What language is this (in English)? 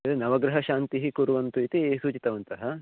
Sanskrit